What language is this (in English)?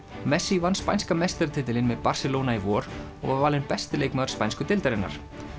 Icelandic